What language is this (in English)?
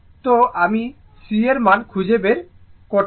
Bangla